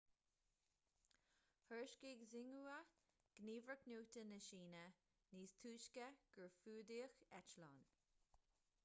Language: Irish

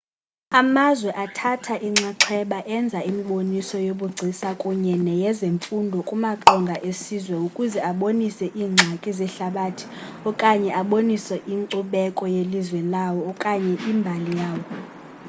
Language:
Xhosa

